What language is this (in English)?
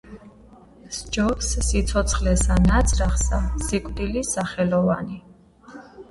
Georgian